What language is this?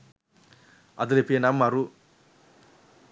Sinhala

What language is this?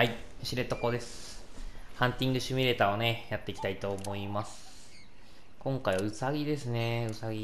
Japanese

